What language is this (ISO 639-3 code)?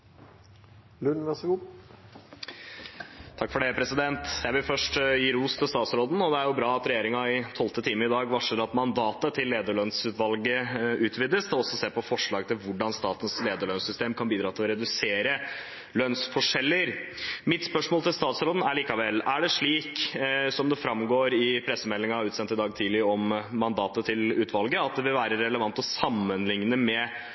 nob